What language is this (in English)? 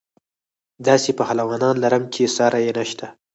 Pashto